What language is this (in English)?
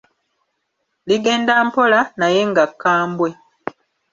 Ganda